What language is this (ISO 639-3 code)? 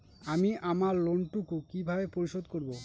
ben